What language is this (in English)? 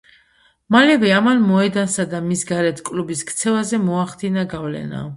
Georgian